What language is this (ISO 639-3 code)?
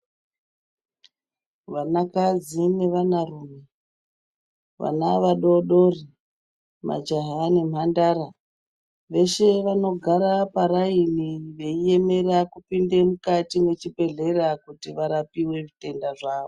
ndc